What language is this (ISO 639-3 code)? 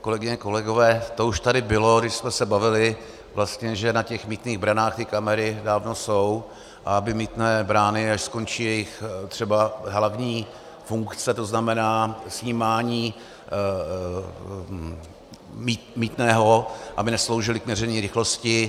ces